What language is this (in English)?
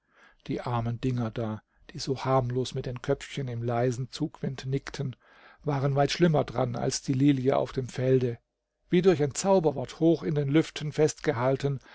German